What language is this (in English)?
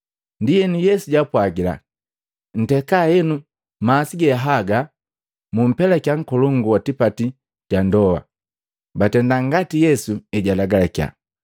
Matengo